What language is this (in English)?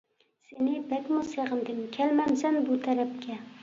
Uyghur